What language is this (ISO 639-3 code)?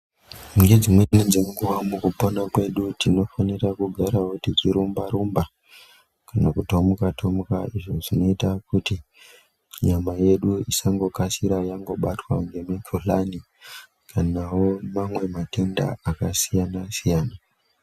ndc